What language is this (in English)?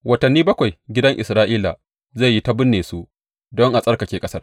Hausa